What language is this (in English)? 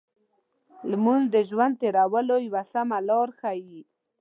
Pashto